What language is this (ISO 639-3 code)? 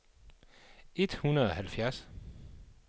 dan